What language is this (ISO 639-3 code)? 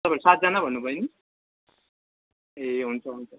nep